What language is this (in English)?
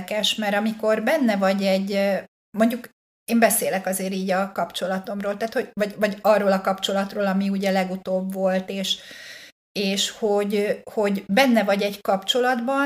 Hungarian